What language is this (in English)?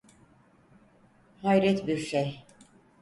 Turkish